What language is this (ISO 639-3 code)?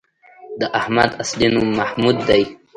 pus